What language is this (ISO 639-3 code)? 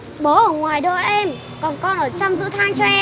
vie